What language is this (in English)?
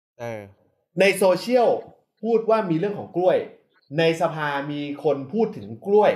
Thai